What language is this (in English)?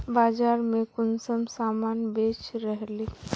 Magahi